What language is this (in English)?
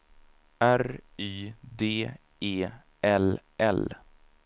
Swedish